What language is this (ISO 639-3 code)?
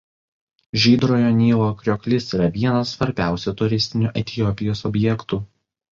lit